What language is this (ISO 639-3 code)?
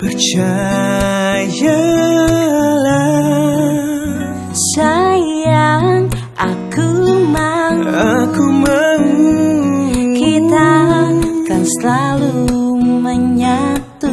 ind